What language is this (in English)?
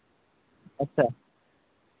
Maithili